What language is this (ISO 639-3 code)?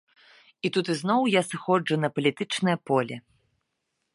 bel